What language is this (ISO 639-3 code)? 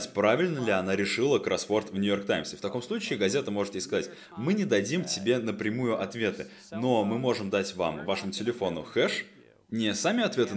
rus